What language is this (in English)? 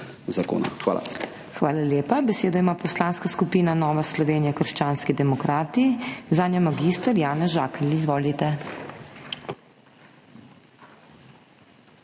Slovenian